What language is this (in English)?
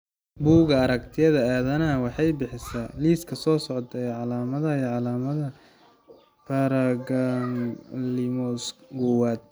Somali